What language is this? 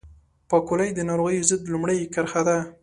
Pashto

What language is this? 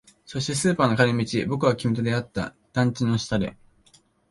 Japanese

